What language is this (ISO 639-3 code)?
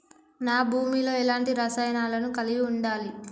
tel